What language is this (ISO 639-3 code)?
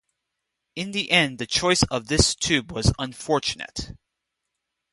eng